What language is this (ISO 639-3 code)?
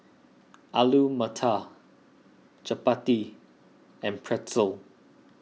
eng